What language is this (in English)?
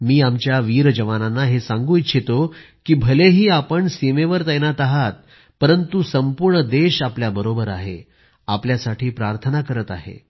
Marathi